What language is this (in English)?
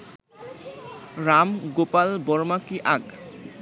Bangla